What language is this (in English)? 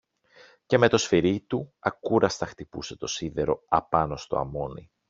Greek